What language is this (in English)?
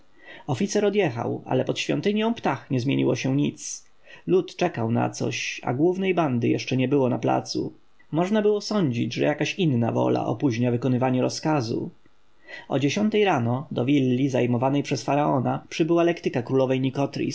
Polish